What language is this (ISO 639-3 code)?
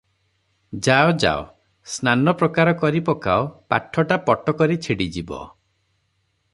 ori